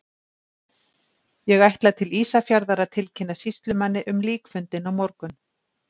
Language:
Icelandic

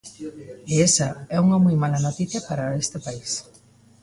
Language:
Galician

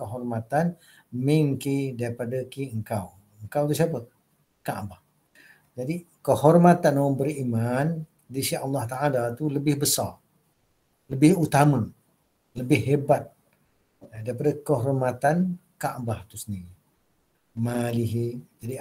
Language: Malay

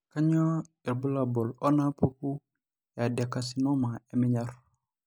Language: Masai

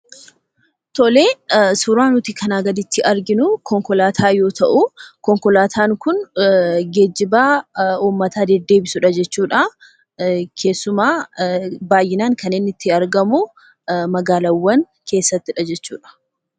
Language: Oromo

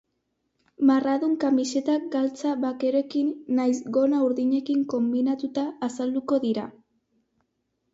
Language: Basque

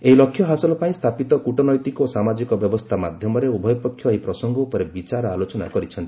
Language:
Odia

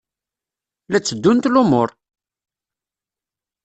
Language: Kabyle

